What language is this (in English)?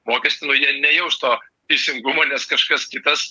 Lithuanian